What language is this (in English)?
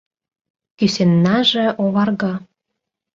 Mari